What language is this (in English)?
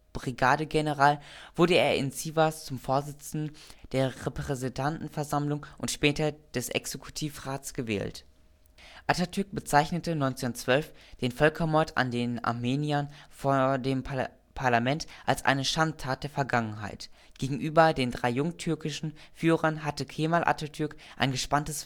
German